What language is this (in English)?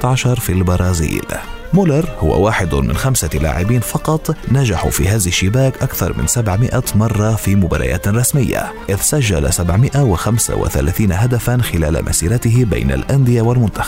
Arabic